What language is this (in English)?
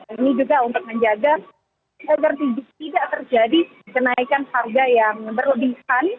Indonesian